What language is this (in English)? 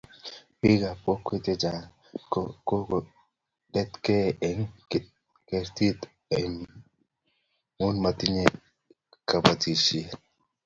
Kalenjin